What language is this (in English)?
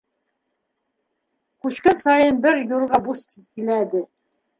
Bashkir